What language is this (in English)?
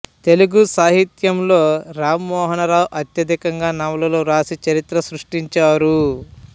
Telugu